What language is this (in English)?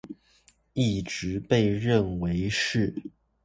Chinese